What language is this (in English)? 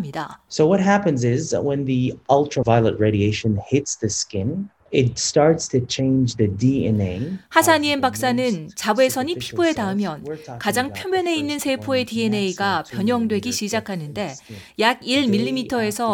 Korean